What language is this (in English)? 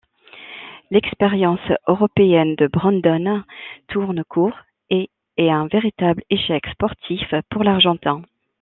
French